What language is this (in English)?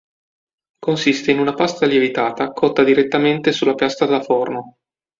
Italian